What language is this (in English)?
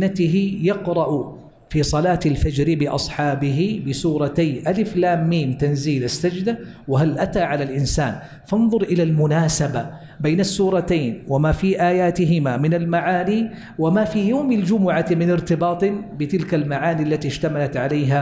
Arabic